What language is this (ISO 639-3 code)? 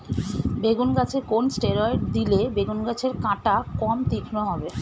ben